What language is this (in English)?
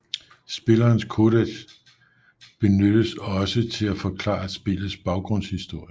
Danish